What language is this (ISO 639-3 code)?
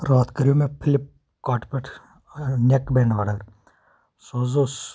kas